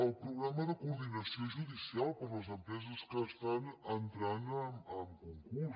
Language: Catalan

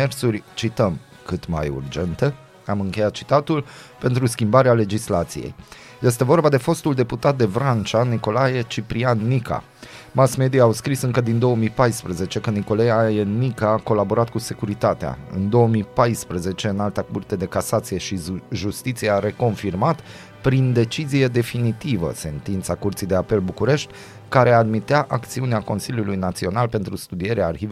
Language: Romanian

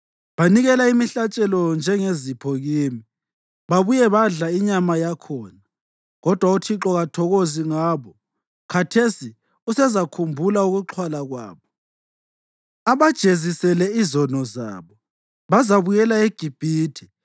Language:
North Ndebele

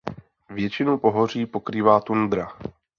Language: Czech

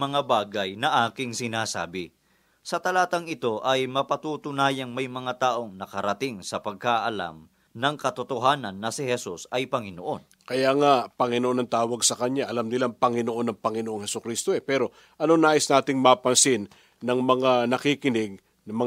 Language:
Filipino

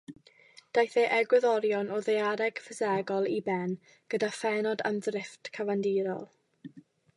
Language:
Welsh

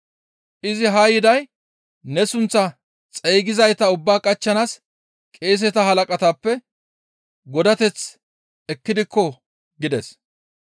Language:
Gamo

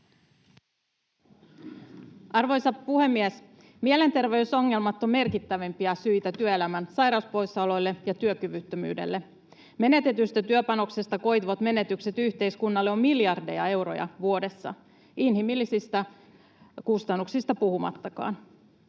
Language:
Finnish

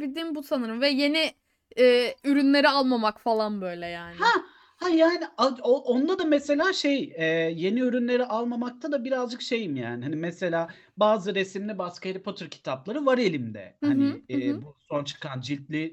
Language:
Turkish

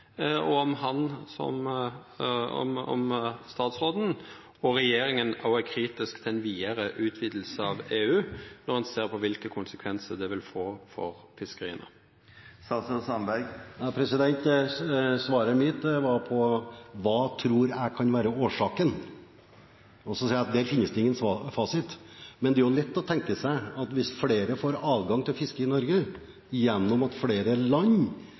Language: Norwegian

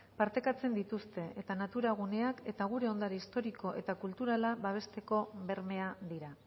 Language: Basque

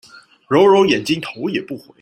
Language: Chinese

